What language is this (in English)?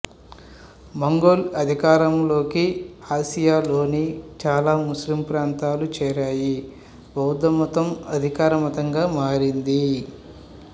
Telugu